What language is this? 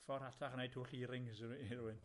Welsh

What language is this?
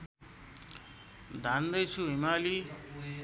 Nepali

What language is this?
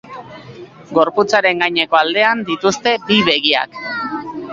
Basque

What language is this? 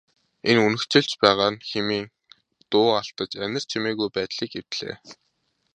Mongolian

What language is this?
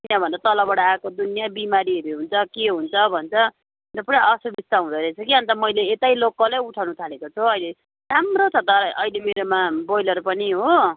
Nepali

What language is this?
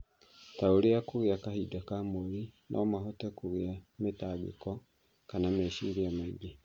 Kikuyu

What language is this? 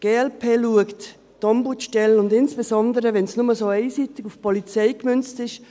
Swiss German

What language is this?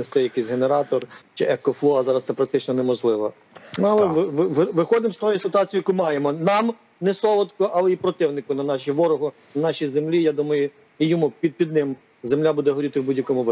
Ukrainian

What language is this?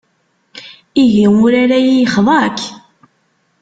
Kabyle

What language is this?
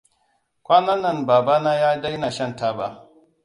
Hausa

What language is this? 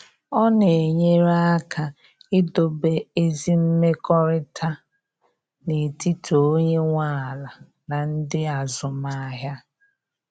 Igbo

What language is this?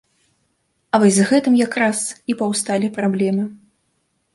Belarusian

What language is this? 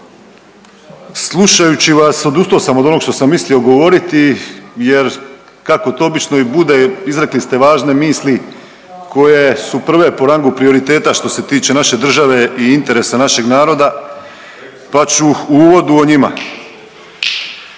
Croatian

